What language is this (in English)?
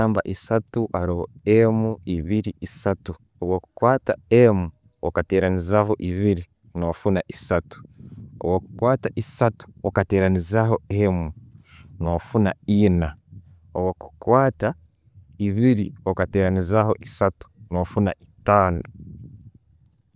Tooro